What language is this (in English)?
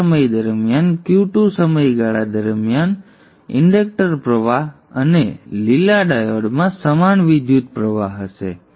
Gujarati